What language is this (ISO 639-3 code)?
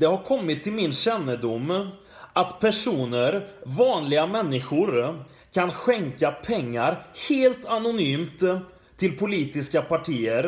swe